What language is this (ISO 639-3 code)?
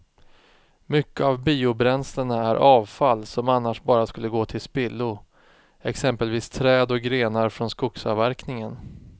swe